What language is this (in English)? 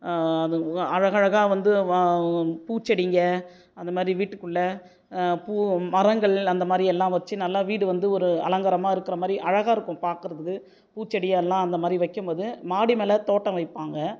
Tamil